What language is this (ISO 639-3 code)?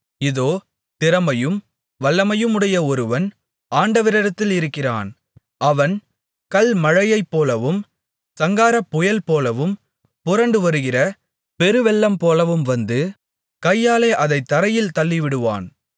tam